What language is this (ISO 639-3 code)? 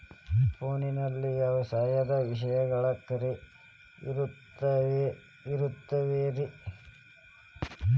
kan